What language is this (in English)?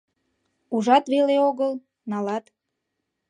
Mari